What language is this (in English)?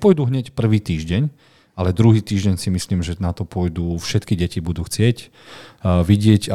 Slovak